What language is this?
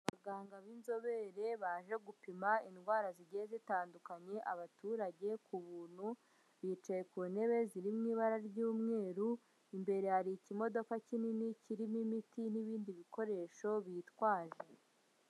Kinyarwanda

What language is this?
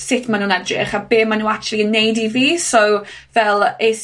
Welsh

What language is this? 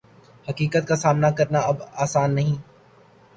Urdu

